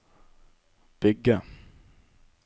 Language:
Norwegian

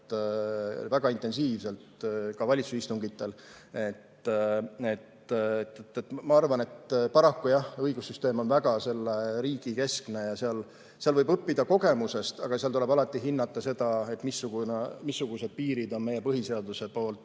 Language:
Estonian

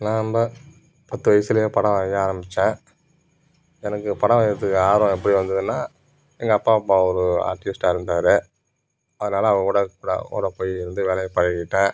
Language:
Tamil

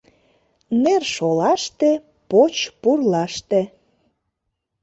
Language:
Mari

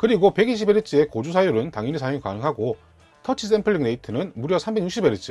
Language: Korean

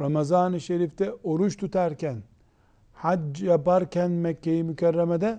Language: Turkish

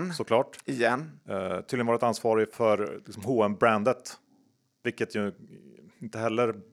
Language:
Swedish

